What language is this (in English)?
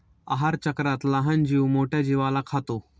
Marathi